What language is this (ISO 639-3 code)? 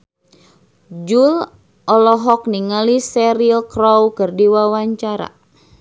sun